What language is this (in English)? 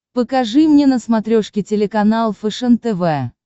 Russian